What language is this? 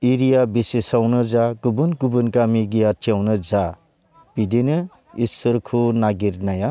Bodo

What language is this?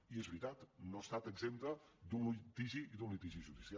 Catalan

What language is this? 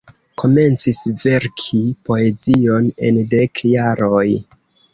Esperanto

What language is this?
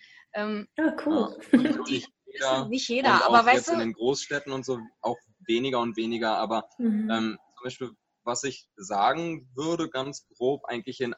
German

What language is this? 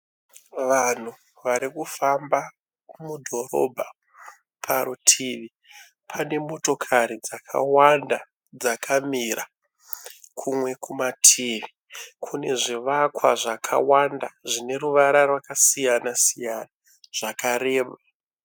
Shona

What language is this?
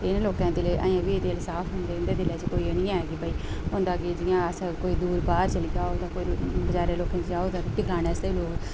Dogri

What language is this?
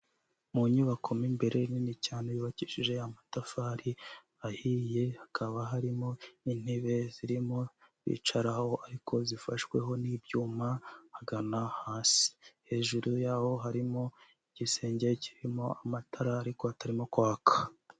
Kinyarwanda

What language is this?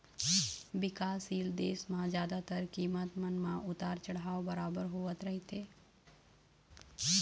Chhattisgarhi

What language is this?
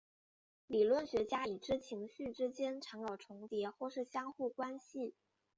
Chinese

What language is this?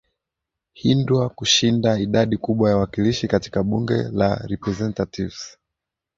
Swahili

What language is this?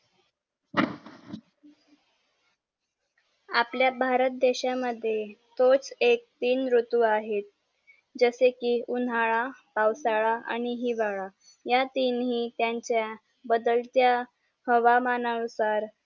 Marathi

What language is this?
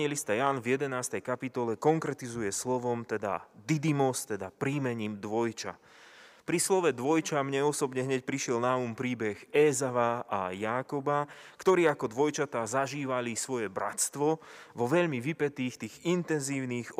Slovak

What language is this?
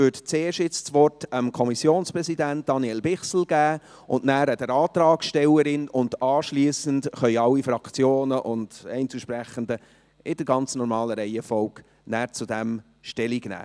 Swiss German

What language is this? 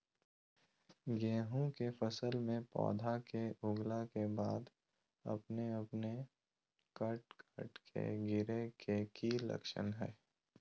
Magahi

